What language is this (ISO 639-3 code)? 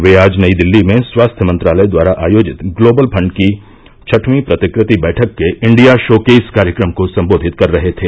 hin